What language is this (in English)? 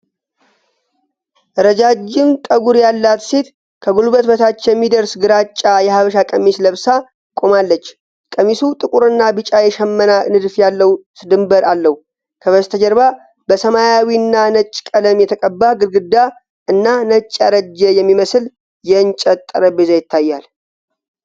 Amharic